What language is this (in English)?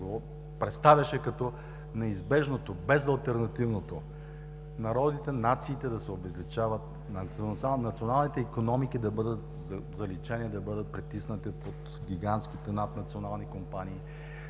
Bulgarian